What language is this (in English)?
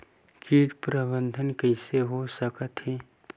Chhattisgarhi